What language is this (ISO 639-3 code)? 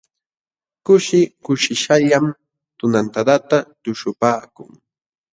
qxw